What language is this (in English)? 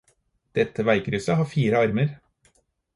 Norwegian Bokmål